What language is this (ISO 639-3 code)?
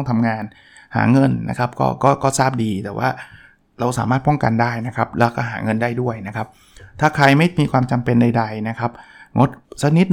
tha